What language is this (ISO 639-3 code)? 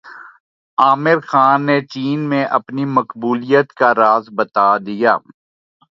urd